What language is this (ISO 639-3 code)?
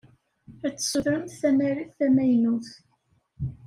kab